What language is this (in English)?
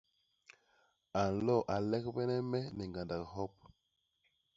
Basaa